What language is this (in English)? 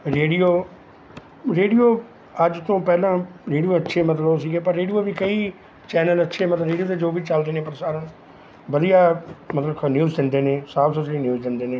Punjabi